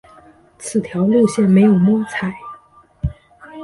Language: Chinese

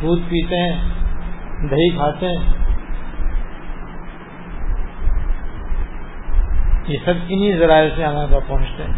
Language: Urdu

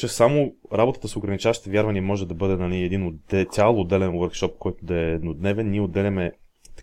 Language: Bulgarian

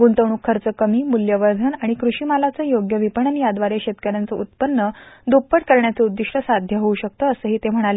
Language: Marathi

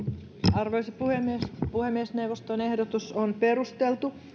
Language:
Finnish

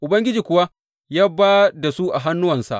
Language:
Hausa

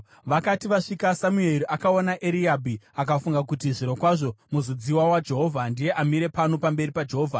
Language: Shona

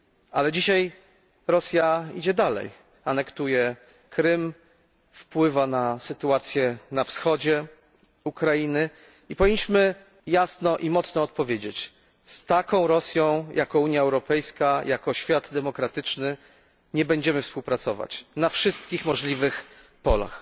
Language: Polish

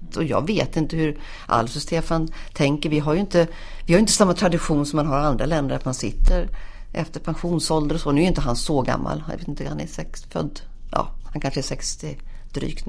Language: Swedish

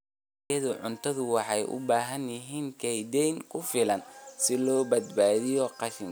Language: Somali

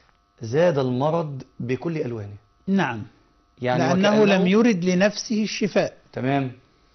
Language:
Arabic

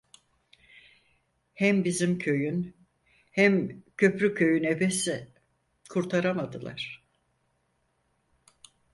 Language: Turkish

